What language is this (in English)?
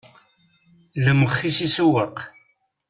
Kabyle